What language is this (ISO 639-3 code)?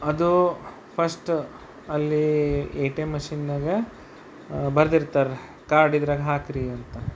kan